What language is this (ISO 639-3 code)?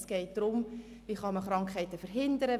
gsw